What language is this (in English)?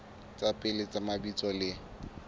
Southern Sotho